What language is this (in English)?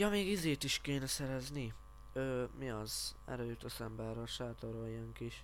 Hungarian